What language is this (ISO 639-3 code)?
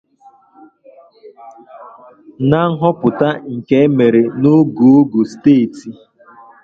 ibo